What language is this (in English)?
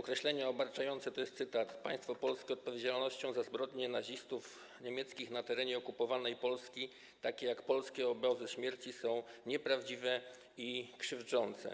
Polish